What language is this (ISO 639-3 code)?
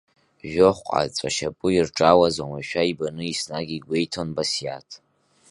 abk